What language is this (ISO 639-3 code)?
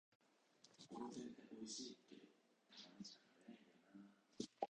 jpn